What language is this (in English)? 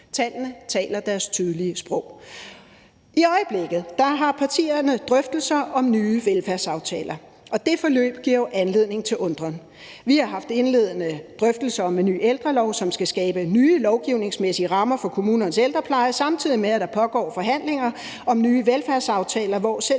Danish